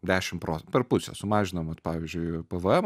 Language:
Lithuanian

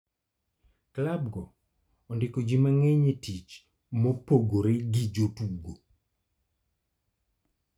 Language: Luo (Kenya and Tanzania)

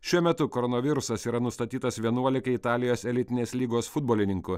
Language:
Lithuanian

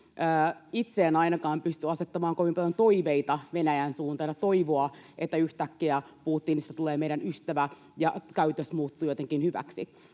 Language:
Finnish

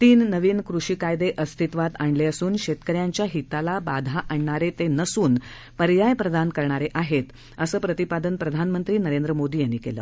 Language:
Marathi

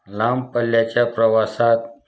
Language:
Marathi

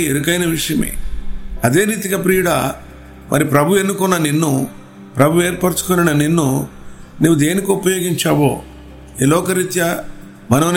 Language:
Telugu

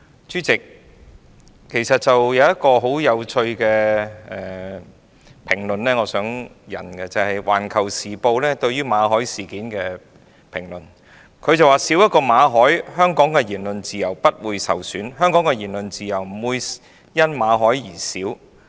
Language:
Cantonese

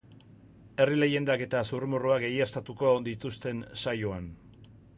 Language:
Basque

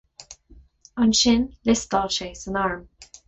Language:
Irish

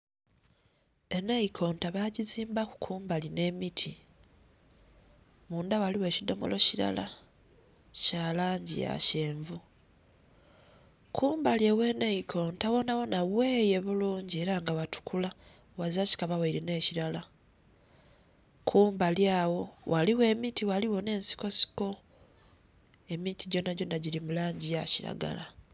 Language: Soga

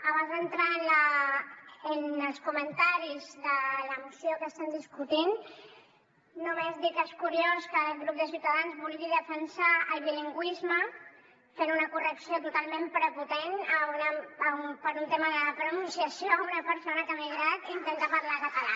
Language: Catalan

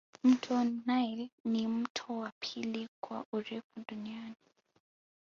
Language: Swahili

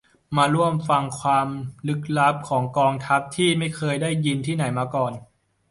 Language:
Thai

